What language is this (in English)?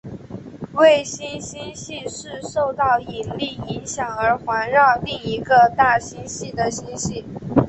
Chinese